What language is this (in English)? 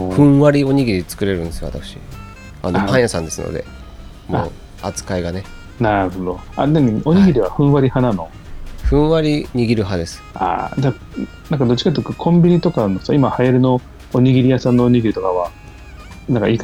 Japanese